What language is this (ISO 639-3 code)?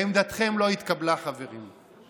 heb